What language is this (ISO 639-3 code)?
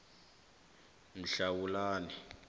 nbl